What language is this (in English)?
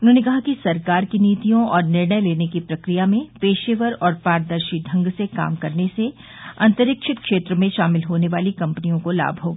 Hindi